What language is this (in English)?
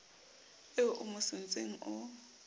Southern Sotho